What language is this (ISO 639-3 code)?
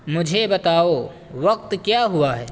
urd